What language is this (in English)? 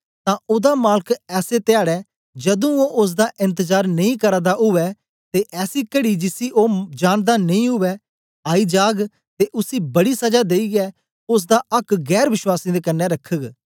Dogri